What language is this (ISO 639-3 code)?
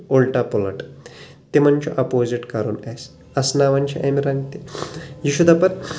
kas